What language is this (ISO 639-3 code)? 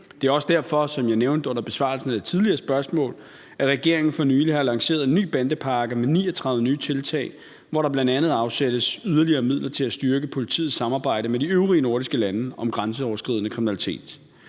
dan